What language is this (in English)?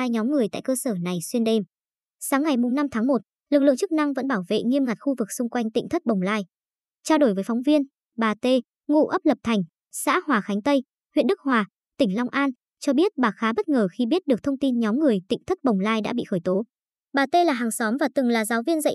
Vietnamese